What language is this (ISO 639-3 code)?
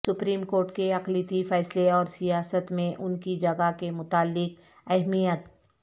urd